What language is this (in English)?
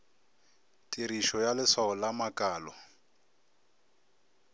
Northern Sotho